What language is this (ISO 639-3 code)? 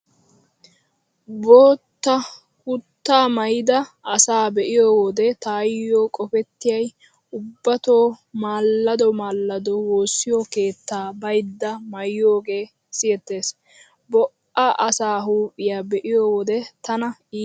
wal